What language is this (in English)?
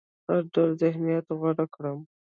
Pashto